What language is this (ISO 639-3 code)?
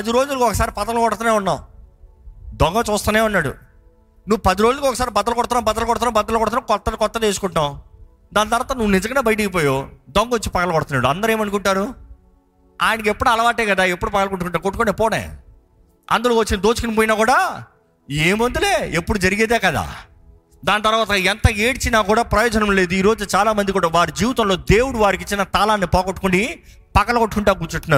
tel